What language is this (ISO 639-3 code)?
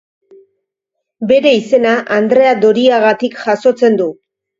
eus